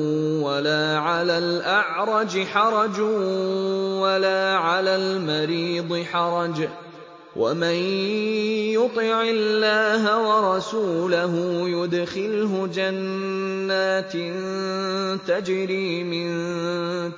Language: Arabic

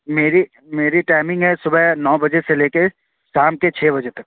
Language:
Urdu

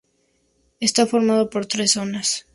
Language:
Spanish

